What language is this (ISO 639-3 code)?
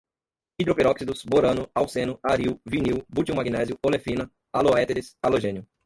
por